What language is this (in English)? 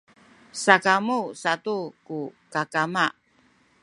Sakizaya